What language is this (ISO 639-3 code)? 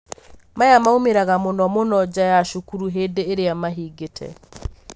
kik